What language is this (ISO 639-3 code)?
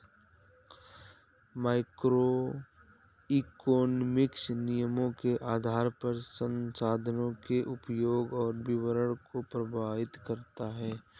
hin